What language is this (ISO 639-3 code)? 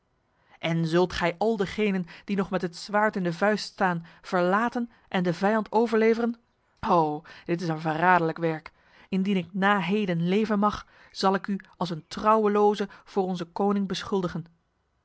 nld